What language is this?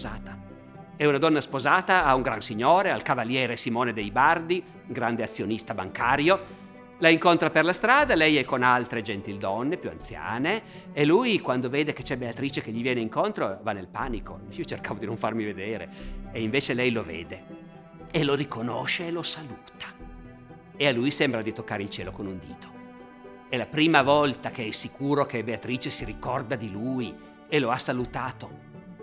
Italian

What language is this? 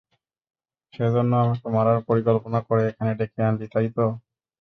Bangla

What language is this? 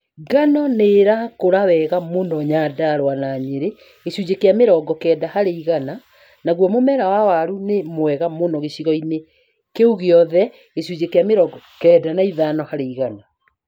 Kikuyu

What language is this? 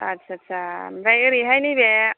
Bodo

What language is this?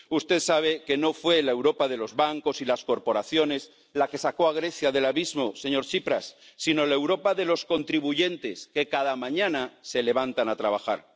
Spanish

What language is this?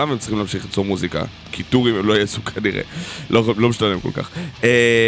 Hebrew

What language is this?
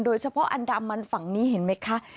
Thai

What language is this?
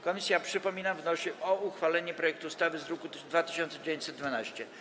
Polish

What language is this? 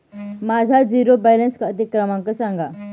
Marathi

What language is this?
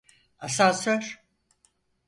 Turkish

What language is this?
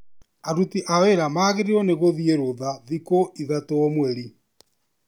Kikuyu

